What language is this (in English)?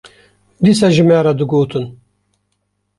Kurdish